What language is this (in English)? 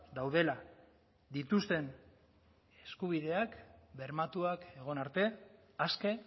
Basque